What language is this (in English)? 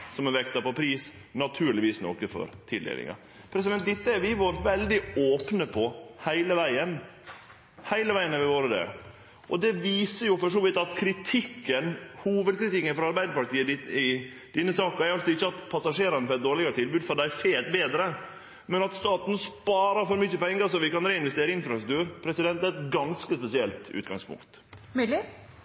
Norwegian Nynorsk